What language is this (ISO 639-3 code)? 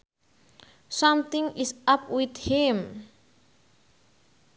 sun